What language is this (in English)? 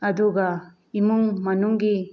Manipuri